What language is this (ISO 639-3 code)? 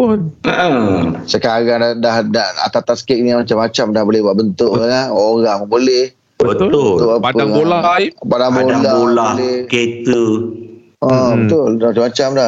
msa